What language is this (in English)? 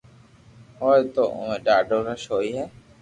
Loarki